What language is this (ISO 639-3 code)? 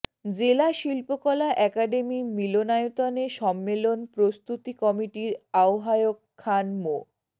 ben